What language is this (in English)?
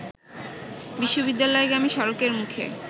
Bangla